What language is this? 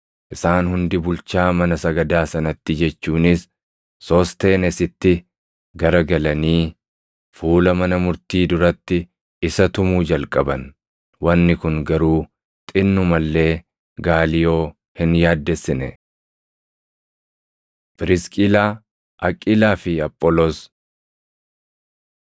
Oromo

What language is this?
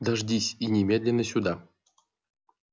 Russian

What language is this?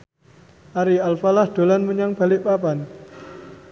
Javanese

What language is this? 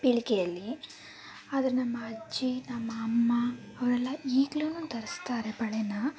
Kannada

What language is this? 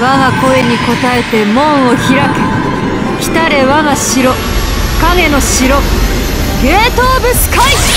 Japanese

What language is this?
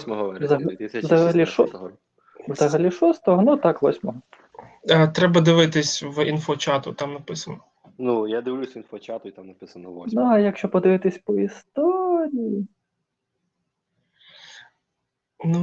Ukrainian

